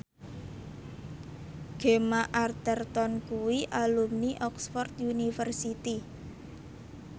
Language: Javanese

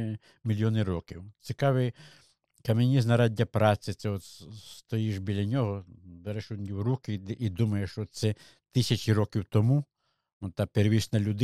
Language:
Ukrainian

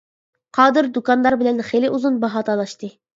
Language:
Uyghur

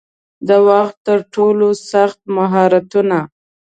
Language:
Pashto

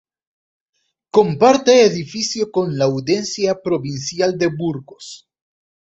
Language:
Spanish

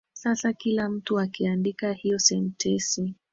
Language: Swahili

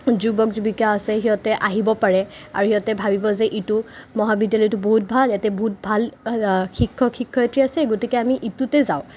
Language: Assamese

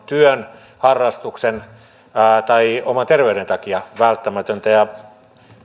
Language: Finnish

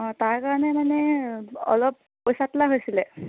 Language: Assamese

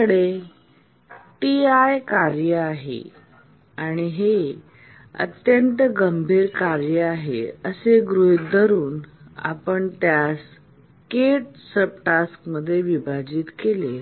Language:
Marathi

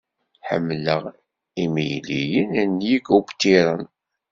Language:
Kabyle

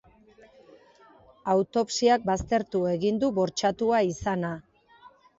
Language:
Basque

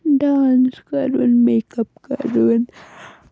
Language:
Kashmiri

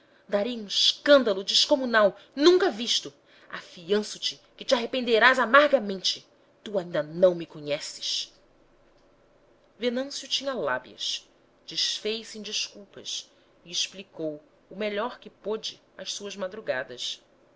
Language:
Portuguese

